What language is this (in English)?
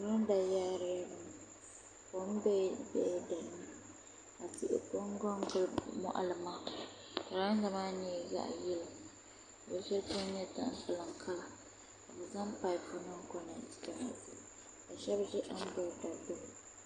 Dagbani